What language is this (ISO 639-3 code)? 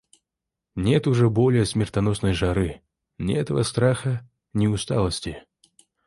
rus